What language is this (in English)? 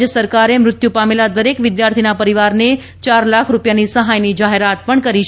Gujarati